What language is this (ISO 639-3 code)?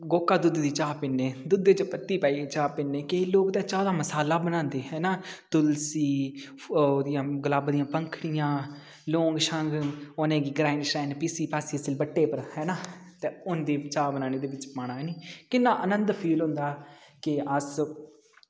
doi